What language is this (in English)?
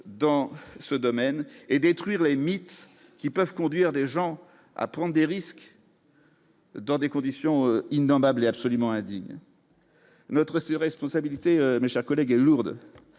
French